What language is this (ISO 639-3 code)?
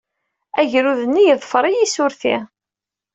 kab